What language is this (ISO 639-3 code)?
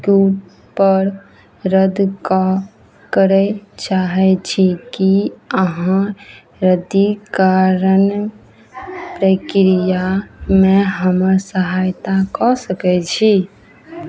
mai